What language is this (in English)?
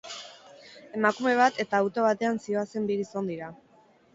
Basque